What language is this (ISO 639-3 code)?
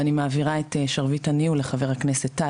heb